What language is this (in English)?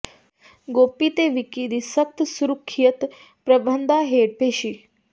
Punjabi